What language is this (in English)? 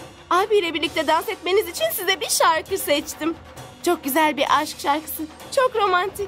Turkish